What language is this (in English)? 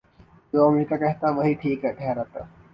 Urdu